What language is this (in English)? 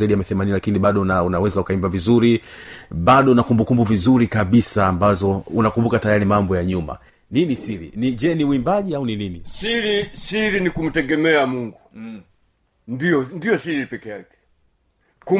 Swahili